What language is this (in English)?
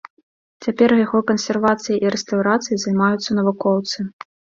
Belarusian